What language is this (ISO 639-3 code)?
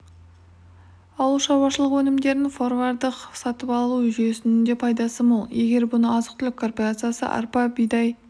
kaz